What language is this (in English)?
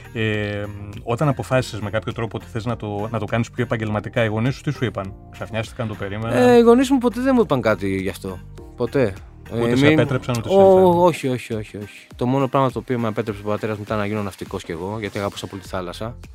Greek